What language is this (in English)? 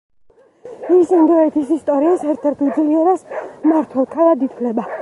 Georgian